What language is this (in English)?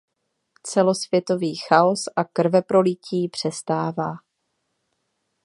Czech